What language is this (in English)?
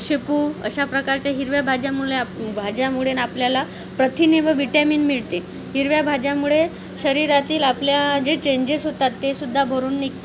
Marathi